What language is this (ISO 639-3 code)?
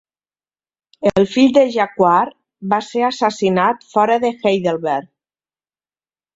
cat